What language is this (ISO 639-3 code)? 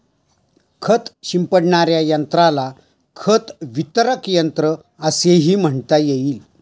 mar